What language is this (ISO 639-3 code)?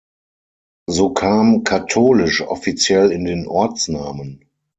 deu